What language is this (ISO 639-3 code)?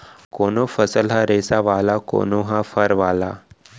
hne